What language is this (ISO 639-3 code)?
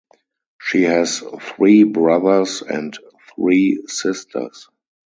eng